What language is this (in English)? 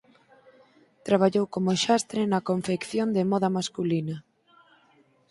Galician